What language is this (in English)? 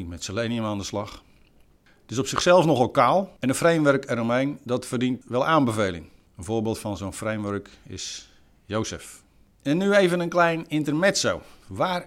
Dutch